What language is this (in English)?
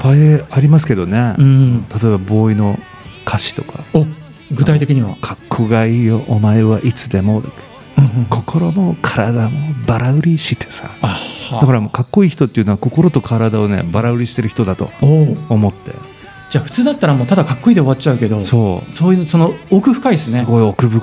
Japanese